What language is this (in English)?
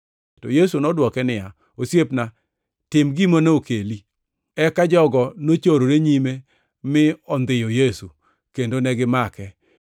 Luo (Kenya and Tanzania)